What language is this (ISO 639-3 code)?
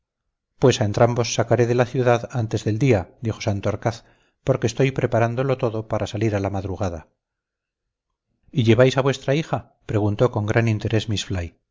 spa